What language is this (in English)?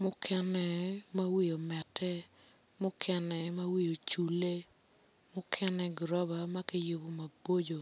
Acoli